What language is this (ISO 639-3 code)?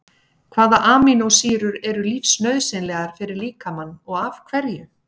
isl